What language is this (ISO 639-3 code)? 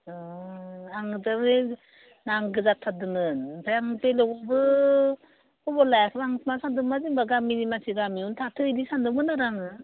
brx